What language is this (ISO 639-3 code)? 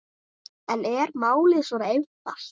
isl